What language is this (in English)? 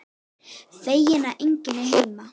Icelandic